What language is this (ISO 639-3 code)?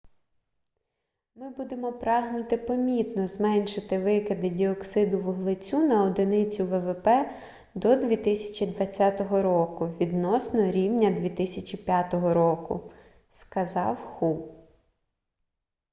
ukr